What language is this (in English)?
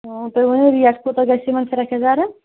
Kashmiri